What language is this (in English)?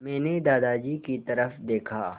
Hindi